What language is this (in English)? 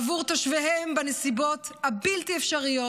Hebrew